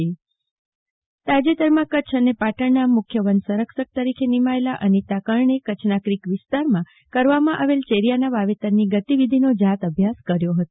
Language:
Gujarati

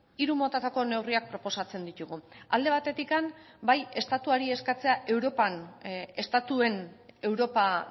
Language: Basque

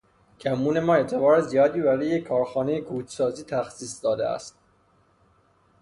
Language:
Persian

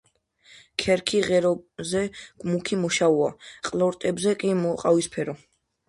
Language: Georgian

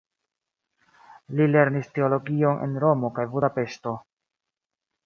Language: Esperanto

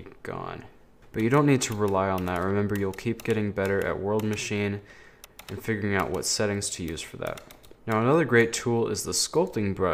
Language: English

